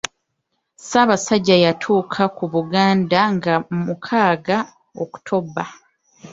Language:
Ganda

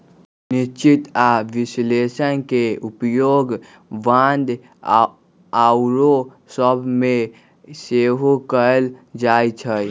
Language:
Magahi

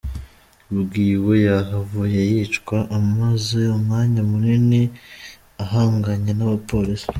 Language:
Kinyarwanda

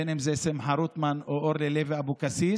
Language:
Hebrew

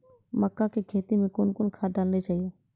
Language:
Maithili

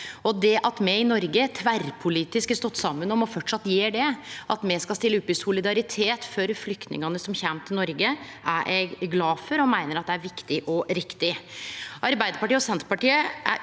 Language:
Norwegian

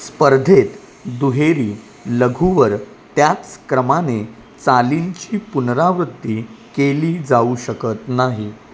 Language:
Marathi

